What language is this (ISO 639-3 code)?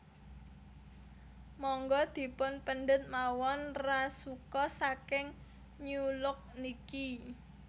jav